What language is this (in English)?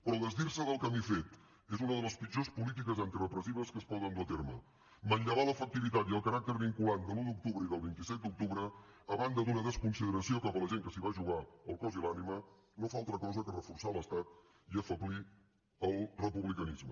Catalan